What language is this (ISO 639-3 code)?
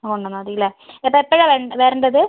mal